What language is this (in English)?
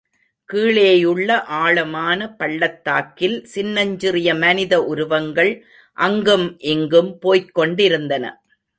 Tamil